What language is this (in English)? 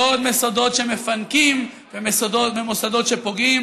Hebrew